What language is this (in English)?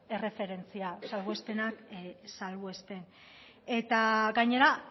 Basque